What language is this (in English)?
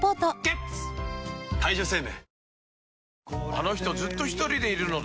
Japanese